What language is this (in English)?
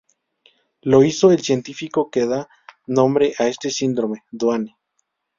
Spanish